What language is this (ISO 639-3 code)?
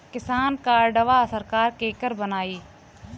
bho